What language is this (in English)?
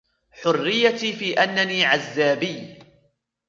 Arabic